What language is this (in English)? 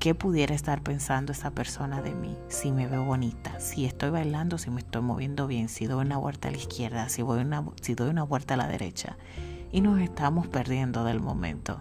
Spanish